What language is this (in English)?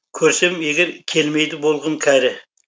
Kazakh